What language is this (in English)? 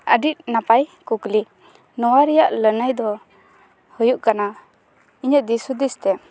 Santali